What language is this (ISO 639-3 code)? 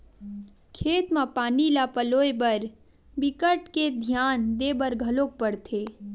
hne